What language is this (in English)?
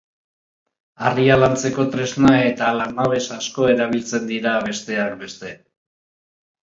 Basque